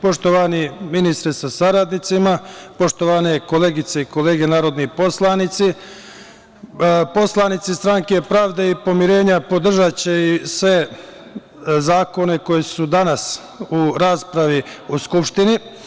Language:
Serbian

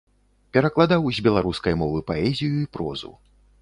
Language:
Belarusian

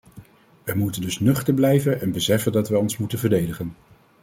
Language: Dutch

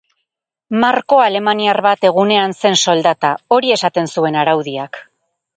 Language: Basque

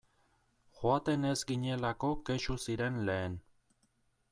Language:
Basque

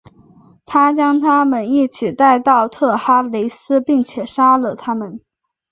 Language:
Chinese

